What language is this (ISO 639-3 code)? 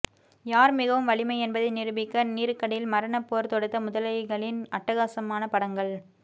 tam